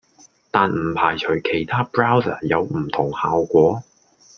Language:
Cantonese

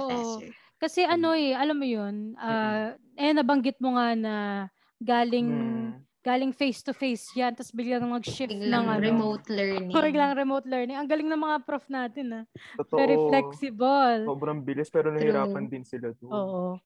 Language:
Filipino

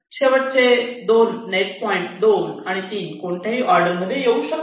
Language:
Marathi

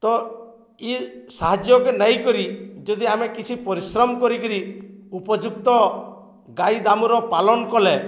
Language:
Odia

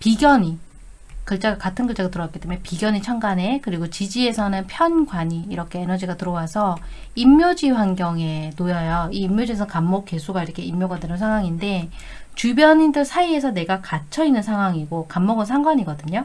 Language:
Korean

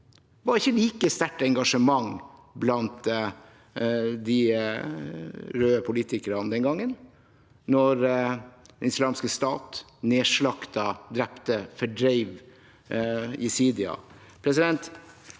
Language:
Norwegian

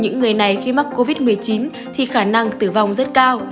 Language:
Vietnamese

